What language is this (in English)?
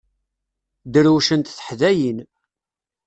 Kabyle